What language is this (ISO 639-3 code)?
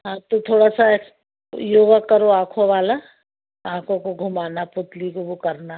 hin